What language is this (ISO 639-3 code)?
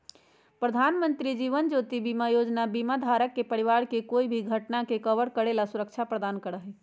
mag